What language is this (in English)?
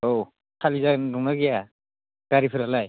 Bodo